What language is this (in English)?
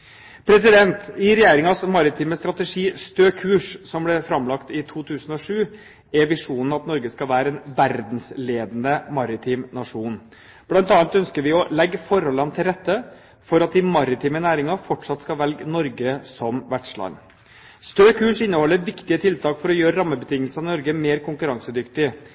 Norwegian Bokmål